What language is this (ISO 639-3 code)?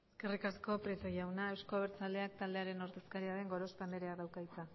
eus